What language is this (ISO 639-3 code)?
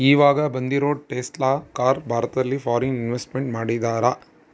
kan